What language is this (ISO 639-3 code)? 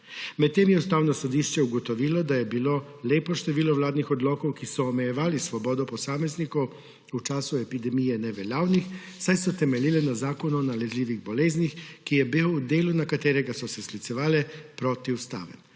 slv